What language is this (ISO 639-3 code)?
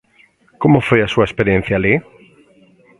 glg